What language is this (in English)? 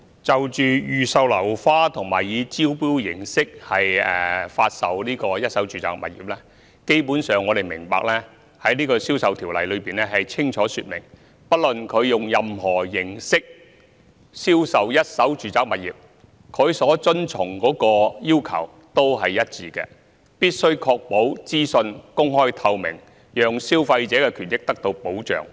Cantonese